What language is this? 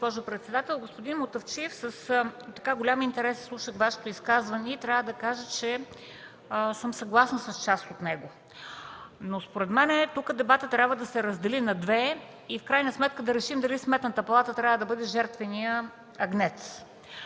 Bulgarian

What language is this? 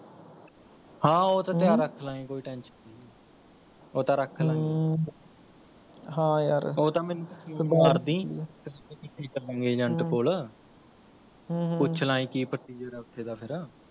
Punjabi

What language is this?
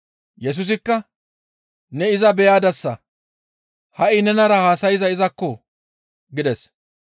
Gamo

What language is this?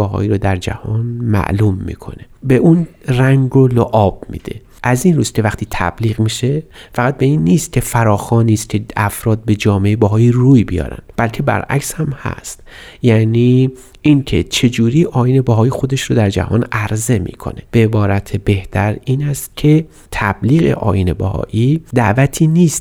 Persian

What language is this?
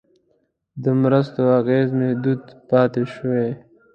Pashto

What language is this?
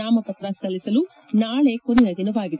Kannada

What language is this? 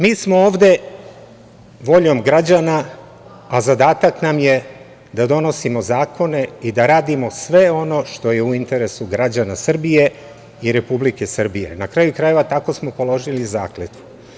Serbian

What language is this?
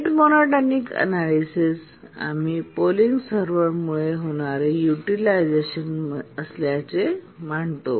Marathi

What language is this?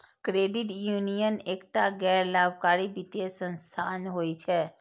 Maithili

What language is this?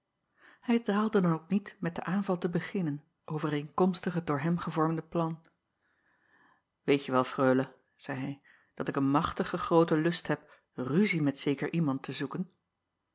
Dutch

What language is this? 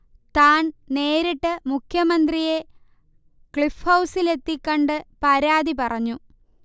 Malayalam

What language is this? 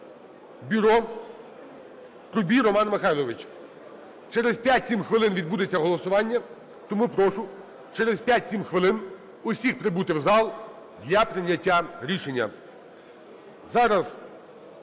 Ukrainian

